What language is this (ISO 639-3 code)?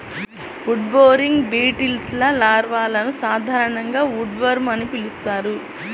tel